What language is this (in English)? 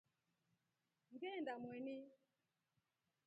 Rombo